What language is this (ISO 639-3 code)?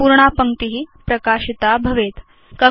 san